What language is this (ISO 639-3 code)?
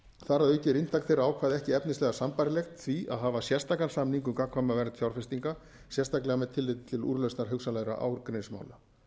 isl